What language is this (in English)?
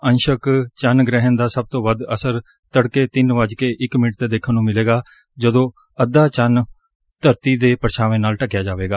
Punjabi